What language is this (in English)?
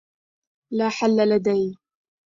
Arabic